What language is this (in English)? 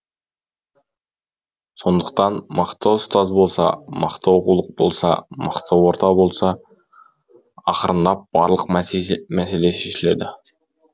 Kazakh